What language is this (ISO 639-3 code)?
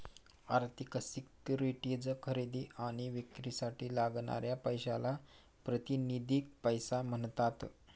mar